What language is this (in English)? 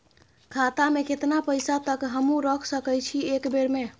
Maithili